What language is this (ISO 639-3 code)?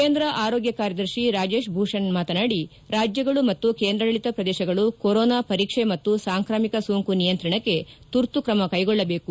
kan